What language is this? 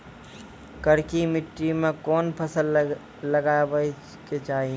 Maithili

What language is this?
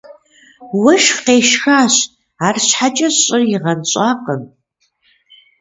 Kabardian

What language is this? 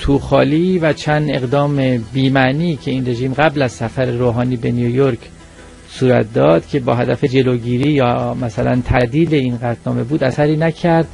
Persian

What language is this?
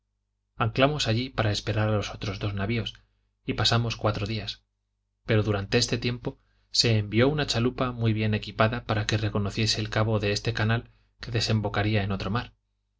Spanish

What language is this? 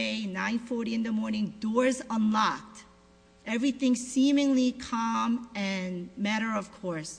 English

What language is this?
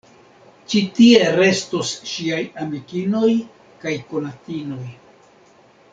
Esperanto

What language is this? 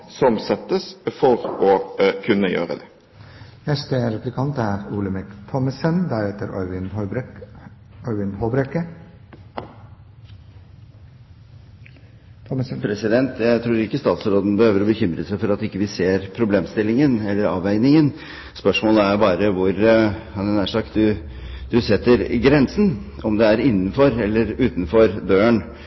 Norwegian Bokmål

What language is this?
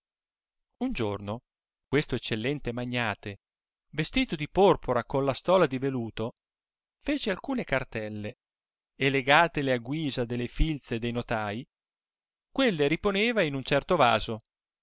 Italian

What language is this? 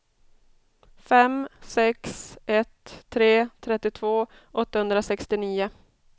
Swedish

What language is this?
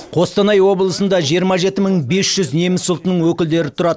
Kazakh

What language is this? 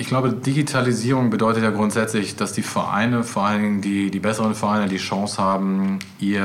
German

